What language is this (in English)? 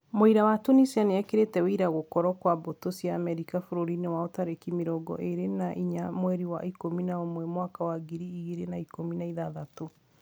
Kikuyu